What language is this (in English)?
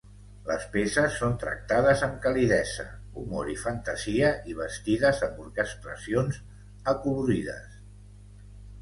Catalan